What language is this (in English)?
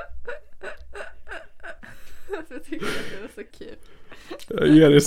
Swedish